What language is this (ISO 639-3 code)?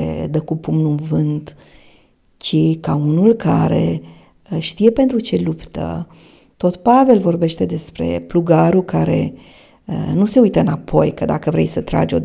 ron